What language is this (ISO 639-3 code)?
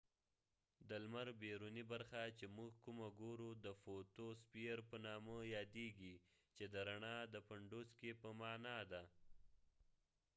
pus